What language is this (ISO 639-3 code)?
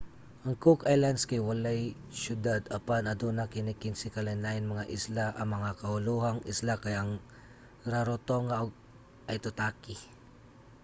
ceb